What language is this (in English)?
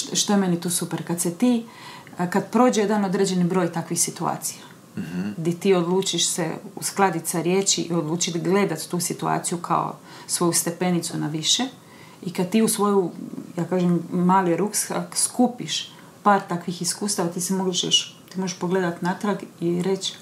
Croatian